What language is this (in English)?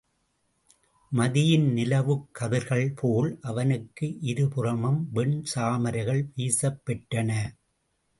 Tamil